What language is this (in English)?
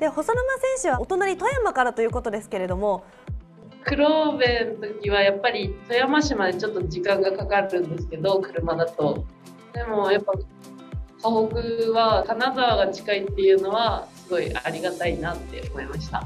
Japanese